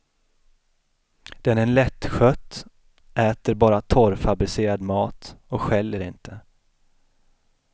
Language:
Swedish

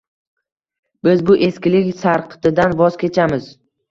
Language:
Uzbek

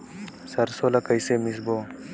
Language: Chhattisgarhi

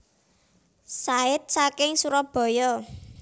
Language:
Javanese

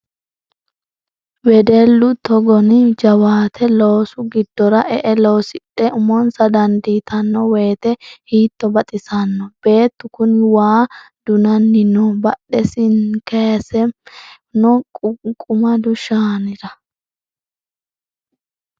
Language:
Sidamo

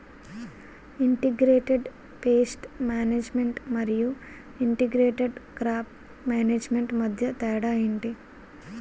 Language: Telugu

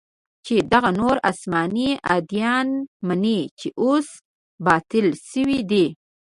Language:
Pashto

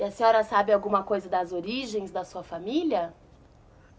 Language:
Portuguese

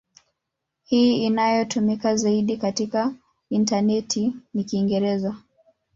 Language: Swahili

